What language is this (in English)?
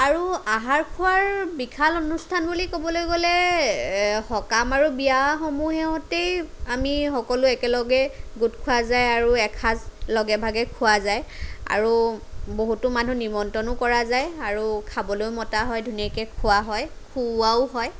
Assamese